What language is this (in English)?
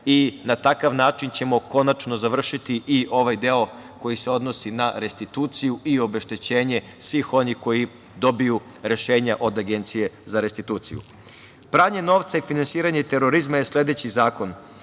Serbian